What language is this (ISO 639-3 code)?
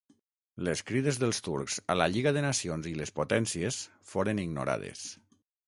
cat